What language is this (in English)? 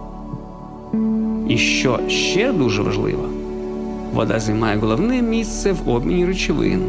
Ukrainian